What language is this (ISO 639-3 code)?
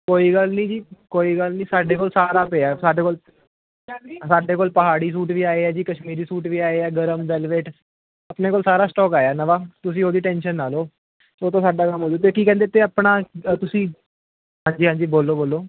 pan